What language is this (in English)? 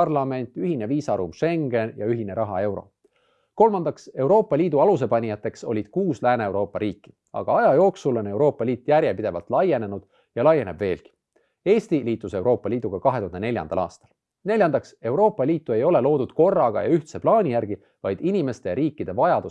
Estonian